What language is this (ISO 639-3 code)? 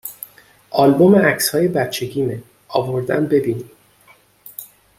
fas